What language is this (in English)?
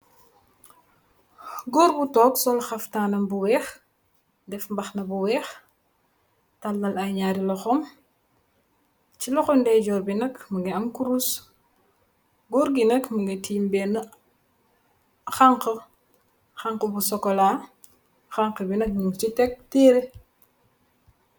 Wolof